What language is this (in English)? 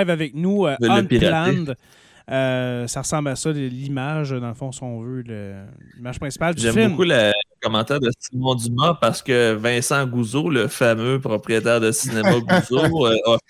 French